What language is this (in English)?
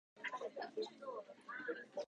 Japanese